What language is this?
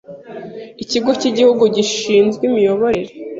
Kinyarwanda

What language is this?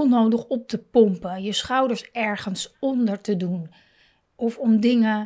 Dutch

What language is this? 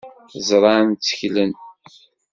Kabyle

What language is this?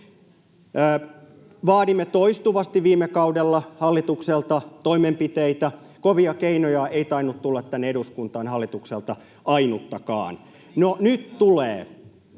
Finnish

